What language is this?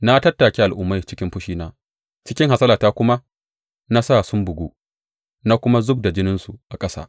Hausa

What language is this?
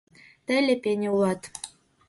Mari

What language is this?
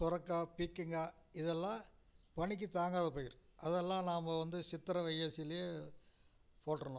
Tamil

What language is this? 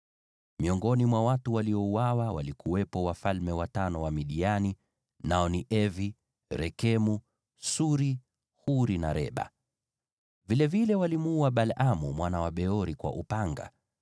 Swahili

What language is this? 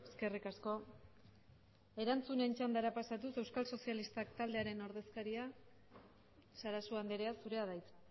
Basque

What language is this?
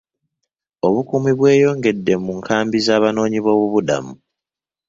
Ganda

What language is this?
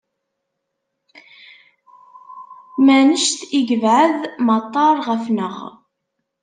Kabyle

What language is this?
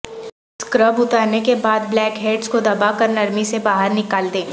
Urdu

